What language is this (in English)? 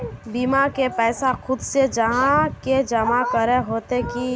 Magahi